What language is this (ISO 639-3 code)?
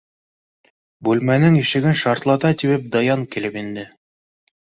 bak